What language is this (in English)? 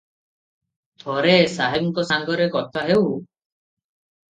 Odia